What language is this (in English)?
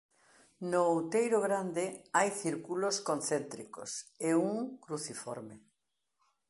Galician